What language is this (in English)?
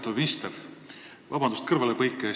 Estonian